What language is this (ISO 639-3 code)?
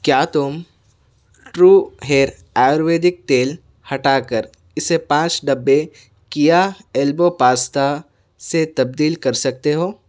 urd